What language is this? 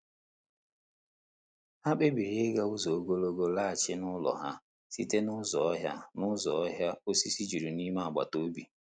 Igbo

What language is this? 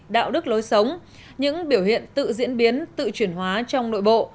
Vietnamese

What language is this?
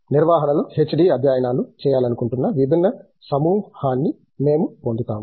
Telugu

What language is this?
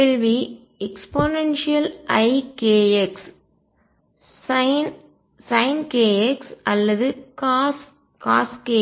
Tamil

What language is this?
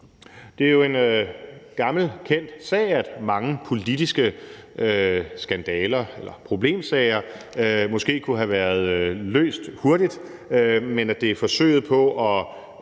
Danish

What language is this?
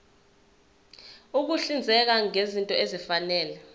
Zulu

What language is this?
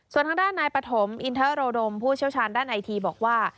Thai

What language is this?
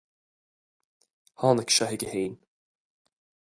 Irish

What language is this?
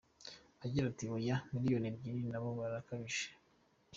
Kinyarwanda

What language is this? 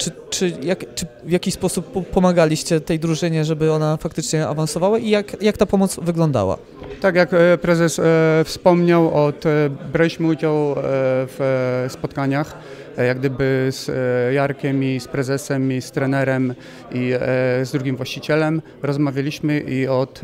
Polish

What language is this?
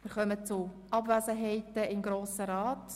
Swiss German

